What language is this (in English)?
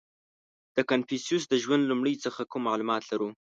Pashto